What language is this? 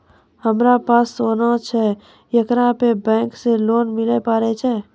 Maithili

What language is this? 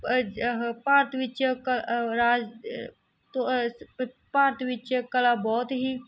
Punjabi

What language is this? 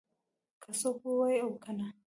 Pashto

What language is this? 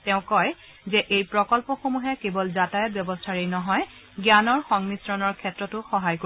Assamese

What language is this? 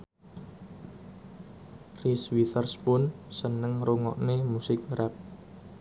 Javanese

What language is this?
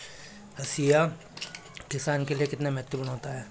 Hindi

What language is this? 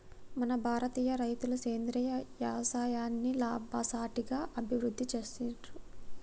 Telugu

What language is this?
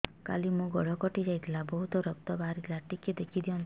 Odia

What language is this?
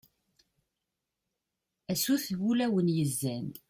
Kabyle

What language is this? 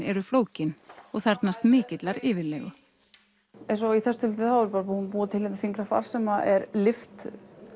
Icelandic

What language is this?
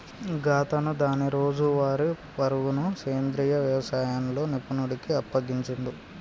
Telugu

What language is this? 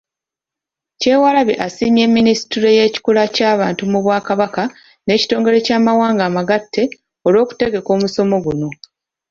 Ganda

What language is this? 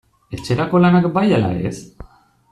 Basque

